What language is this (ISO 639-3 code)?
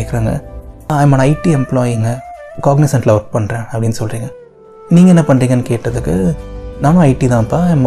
tam